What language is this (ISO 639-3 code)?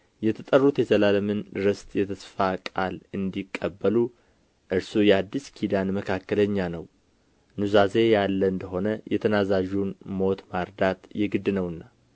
amh